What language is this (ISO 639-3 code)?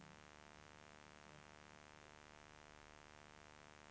swe